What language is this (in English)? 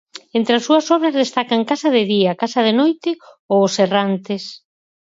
Galician